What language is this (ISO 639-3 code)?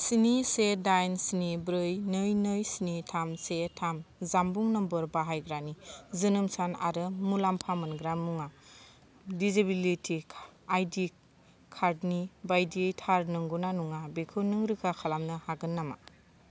brx